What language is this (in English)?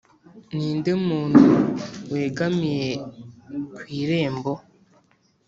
Kinyarwanda